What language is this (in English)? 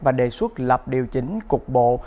Vietnamese